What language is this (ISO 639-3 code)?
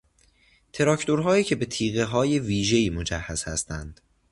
fas